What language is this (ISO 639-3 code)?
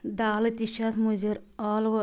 kas